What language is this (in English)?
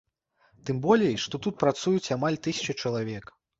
Belarusian